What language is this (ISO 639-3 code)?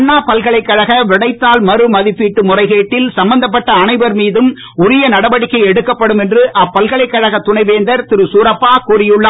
tam